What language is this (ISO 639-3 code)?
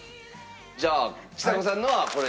jpn